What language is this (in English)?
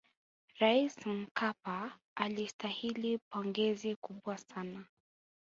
Swahili